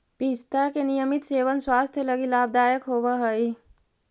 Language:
Magahi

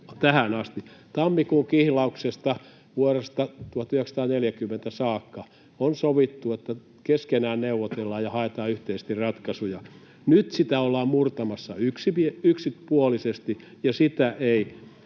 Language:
Finnish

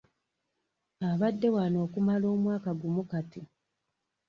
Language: Ganda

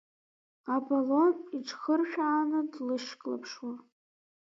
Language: Abkhazian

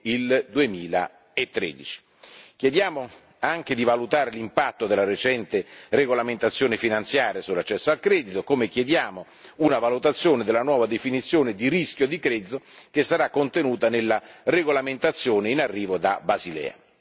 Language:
Italian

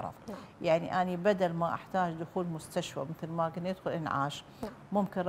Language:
Arabic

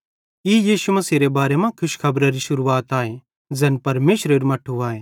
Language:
Bhadrawahi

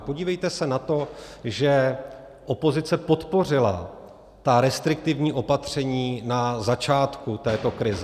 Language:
Czech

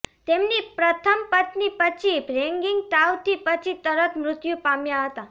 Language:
Gujarati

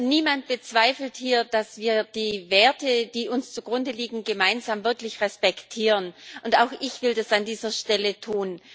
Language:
German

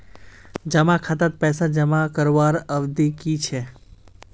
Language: Magahi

